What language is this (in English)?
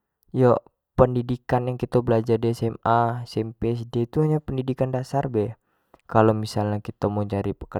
Jambi Malay